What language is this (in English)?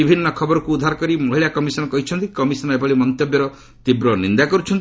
Odia